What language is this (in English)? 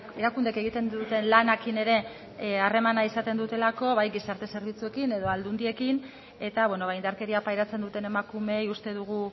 Basque